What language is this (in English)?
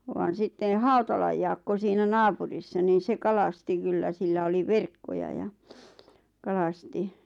Finnish